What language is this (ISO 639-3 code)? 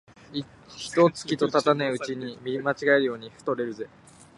jpn